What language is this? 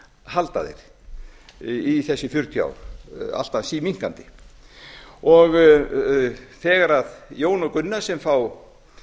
Icelandic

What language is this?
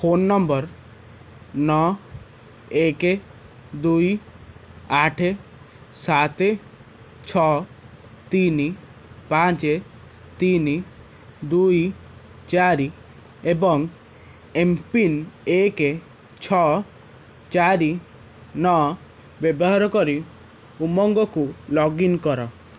Odia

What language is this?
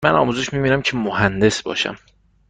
Persian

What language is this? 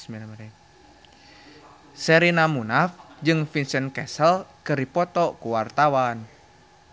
Sundanese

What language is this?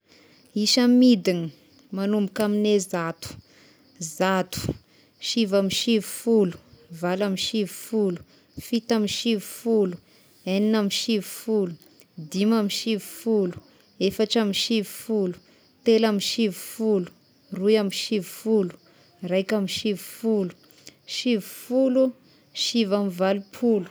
Tesaka Malagasy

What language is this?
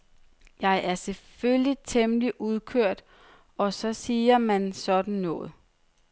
Danish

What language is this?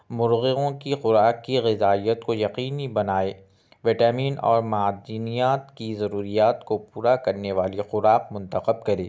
Urdu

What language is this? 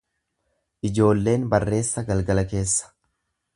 Oromo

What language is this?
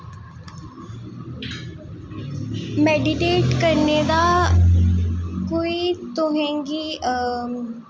Dogri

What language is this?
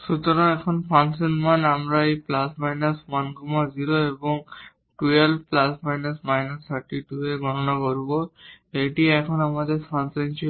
Bangla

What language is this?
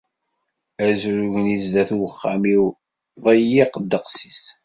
Kabyle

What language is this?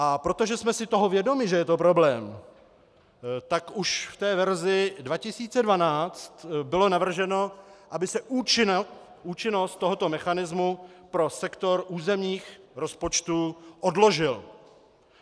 Czech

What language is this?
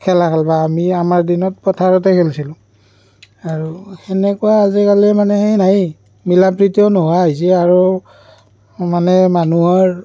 Assamese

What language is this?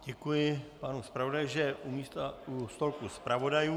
Czech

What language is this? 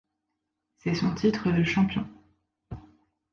French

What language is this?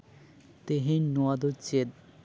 Santali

